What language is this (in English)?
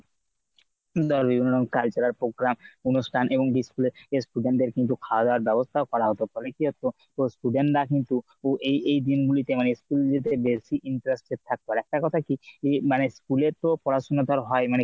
Bangla